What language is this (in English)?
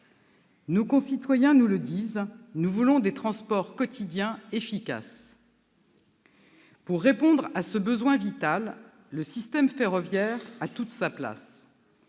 French